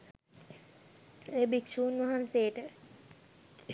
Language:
Sinhala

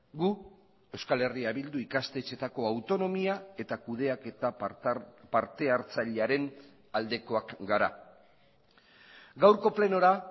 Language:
Basque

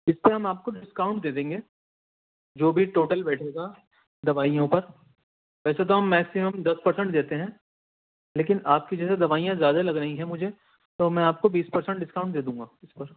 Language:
Urdu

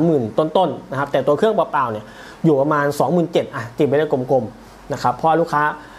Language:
Thai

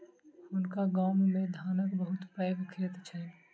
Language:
Maithili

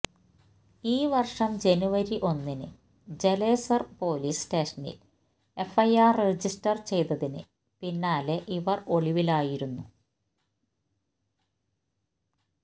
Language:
Malayalam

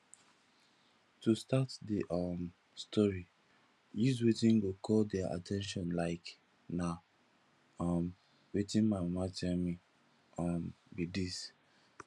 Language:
Nigerian Pidgin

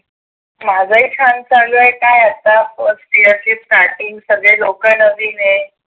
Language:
Marathi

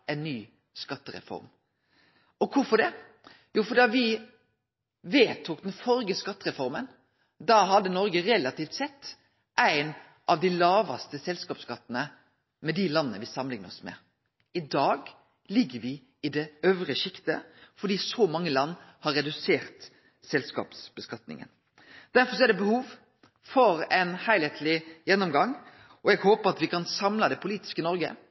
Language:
Norwegian Nynorsk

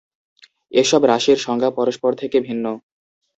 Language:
Bangla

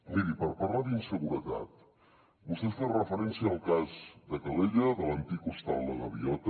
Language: Catalan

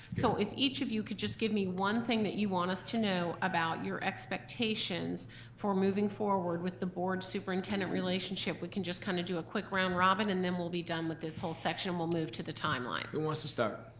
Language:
English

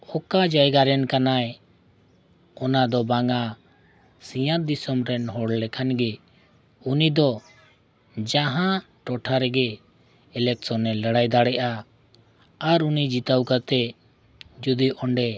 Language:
Santali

